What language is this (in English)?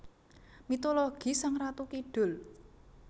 Javanese